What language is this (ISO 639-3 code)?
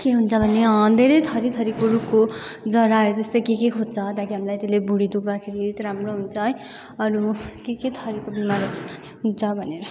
nep